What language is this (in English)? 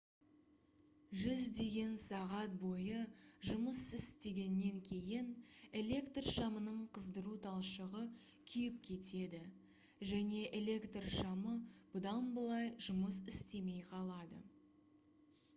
Kazakh